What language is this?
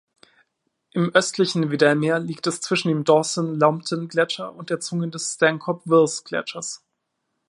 German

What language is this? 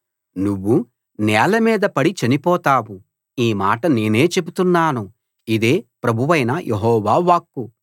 Telugu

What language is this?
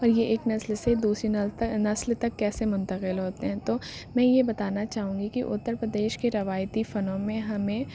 Urdu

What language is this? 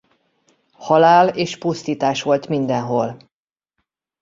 Hungarian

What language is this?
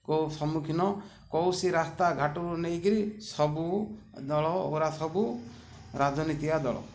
Odia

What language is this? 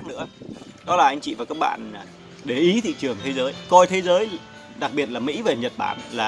Vietnamese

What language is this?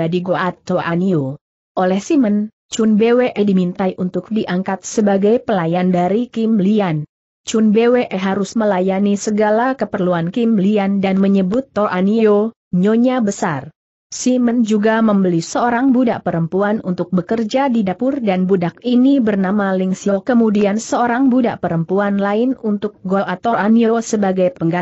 Indonesian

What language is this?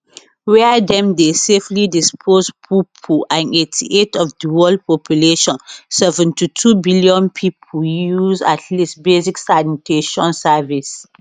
Nigerian Pidgin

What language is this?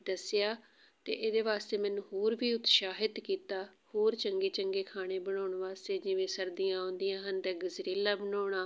Punjabi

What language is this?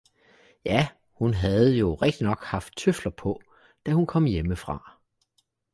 Danish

